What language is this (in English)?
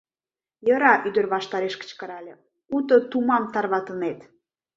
Mari